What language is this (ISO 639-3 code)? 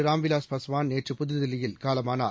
tam